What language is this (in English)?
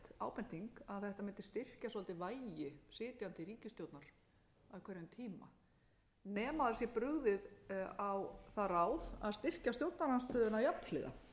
Icelandic